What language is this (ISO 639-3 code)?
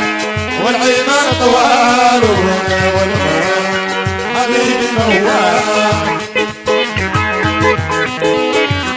ara